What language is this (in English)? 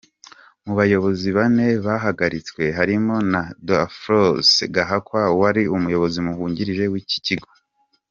Kinyarwanda